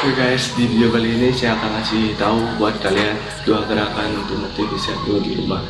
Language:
Indonesian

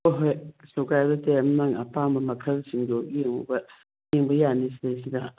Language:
Manipuri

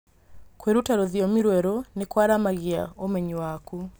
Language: Kikuyu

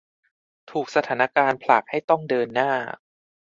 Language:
Thai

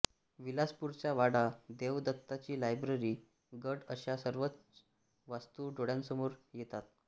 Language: Marathi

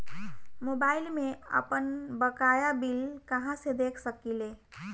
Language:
Bhojpuri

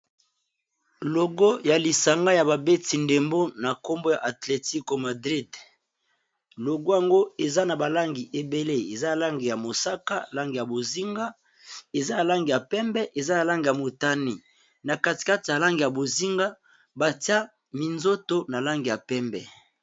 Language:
Lingala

